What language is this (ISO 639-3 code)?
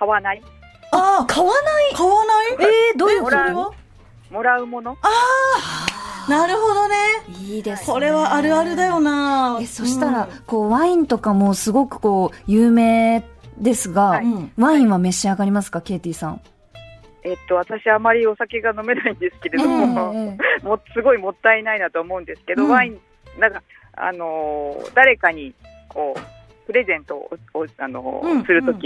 jpn